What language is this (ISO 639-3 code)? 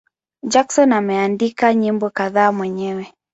swa